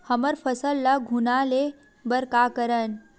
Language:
Chhattisgarhi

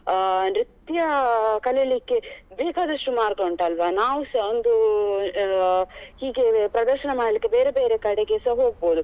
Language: Kannada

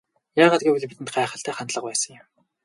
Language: Mongolian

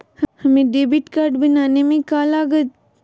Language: Magahi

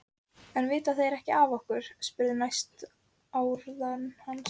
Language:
Icelandic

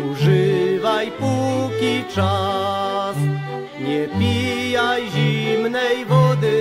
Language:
Polish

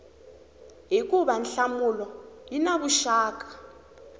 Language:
Tsonga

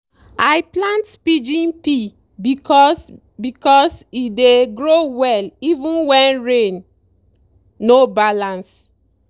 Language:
Nigerian Pidgin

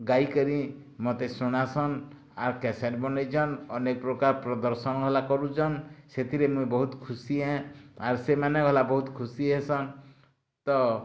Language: Odia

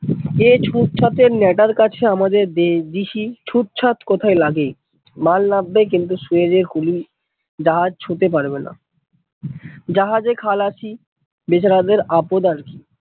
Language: Bangla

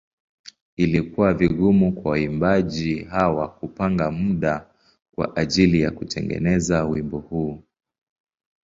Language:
Swahili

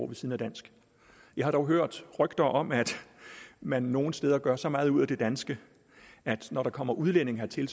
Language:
Danish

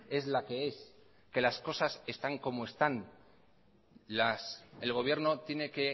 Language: Spanish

